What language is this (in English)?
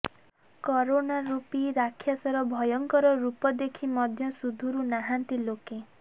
Odia